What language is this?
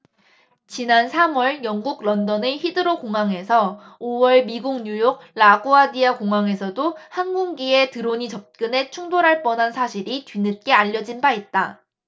Korean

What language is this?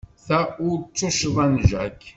Kabyle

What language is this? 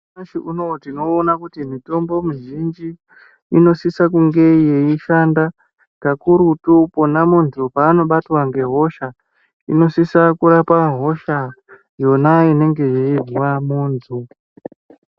Ndau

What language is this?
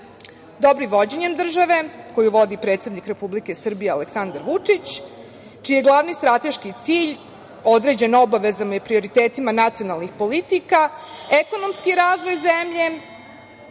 Serbian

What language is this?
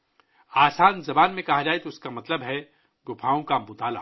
Urdu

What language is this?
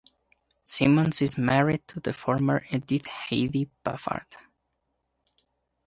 English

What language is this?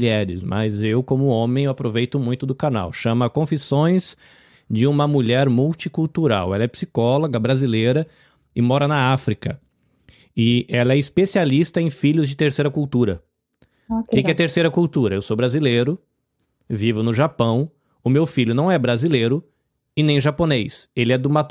Portuguese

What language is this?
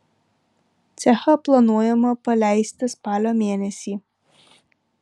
Lithuanian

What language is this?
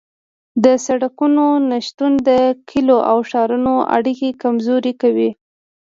Pashto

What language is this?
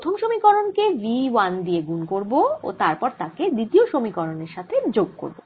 Bangla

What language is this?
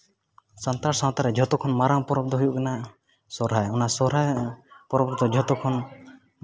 Santali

